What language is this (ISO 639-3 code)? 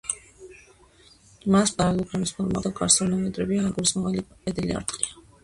kat